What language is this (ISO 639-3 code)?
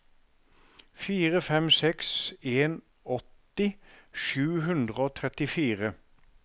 nor